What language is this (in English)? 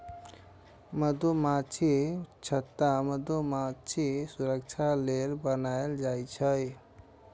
Maithili